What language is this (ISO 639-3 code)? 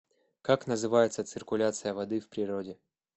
rus